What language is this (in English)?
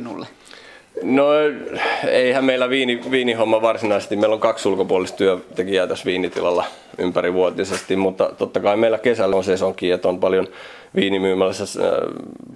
Finnish